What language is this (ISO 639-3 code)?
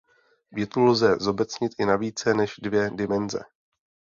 ces